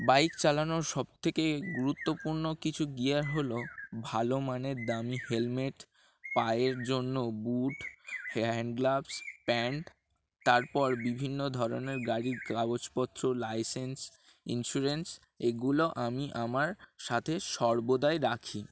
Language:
Bangla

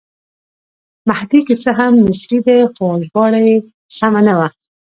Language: Pashto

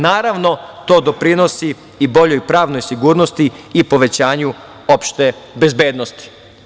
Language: Serbian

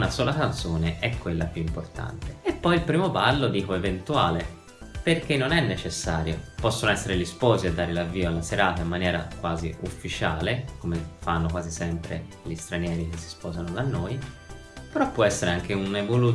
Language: Italian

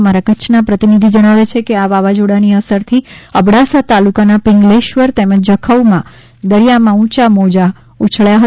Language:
Gujarati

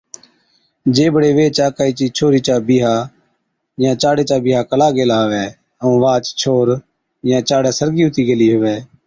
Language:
Od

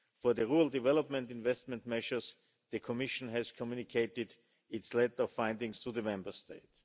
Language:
English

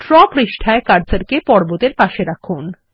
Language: Bangla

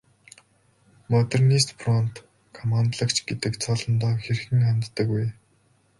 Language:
Mongolian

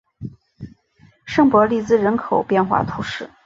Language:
Chinese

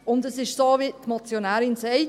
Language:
Swiss German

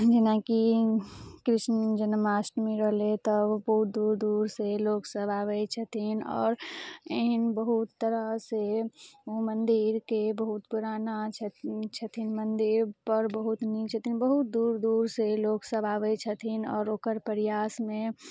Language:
Maithili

